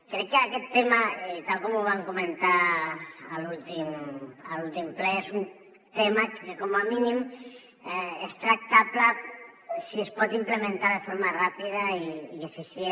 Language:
Catalan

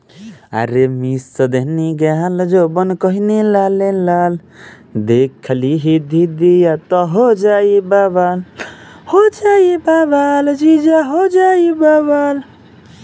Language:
Bhojpuri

